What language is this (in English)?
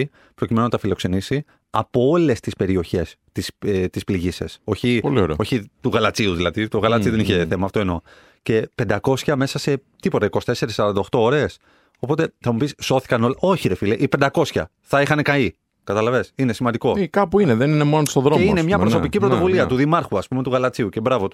Greek